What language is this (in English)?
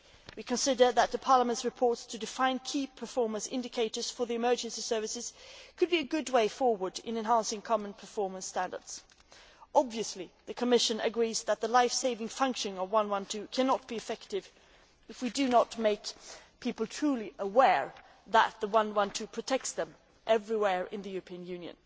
English